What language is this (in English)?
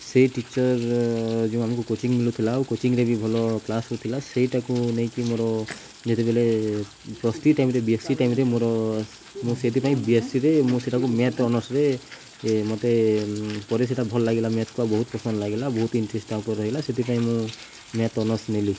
Odia